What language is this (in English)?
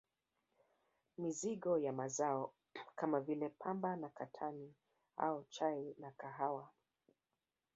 Swahili